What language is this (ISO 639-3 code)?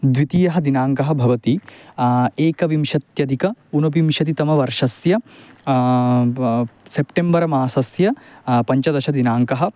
san